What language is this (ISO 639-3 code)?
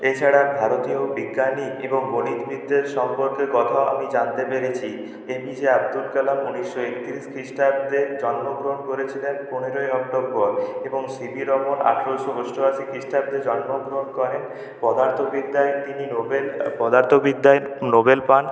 ben